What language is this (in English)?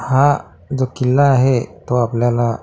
Marathi